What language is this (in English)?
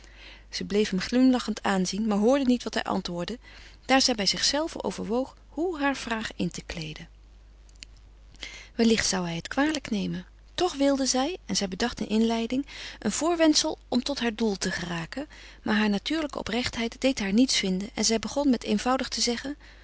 Dutch